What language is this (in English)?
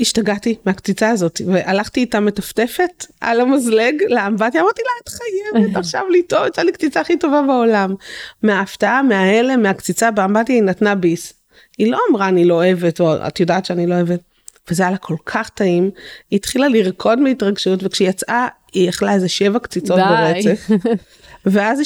Hebrew